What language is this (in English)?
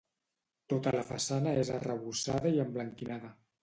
Catalan